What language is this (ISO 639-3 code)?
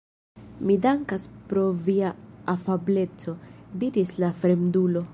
epo